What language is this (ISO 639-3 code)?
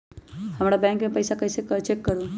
mag